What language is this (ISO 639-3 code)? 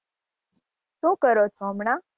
guj